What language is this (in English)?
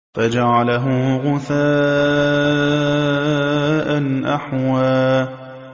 Arabic